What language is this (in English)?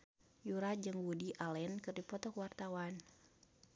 Sundanese